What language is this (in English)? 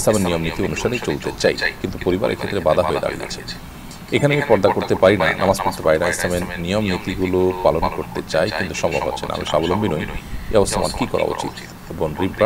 Arabic